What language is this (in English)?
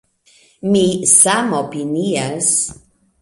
Esperanto